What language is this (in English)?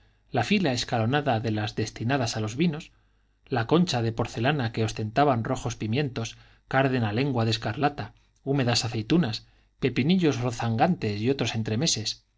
Spanish